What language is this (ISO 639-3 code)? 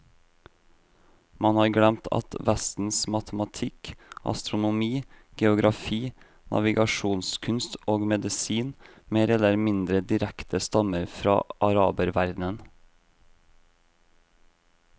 nor